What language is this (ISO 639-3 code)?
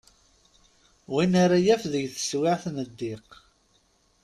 kab